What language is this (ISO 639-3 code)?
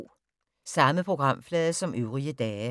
dan